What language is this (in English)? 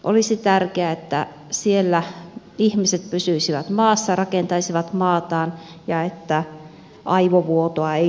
Finnish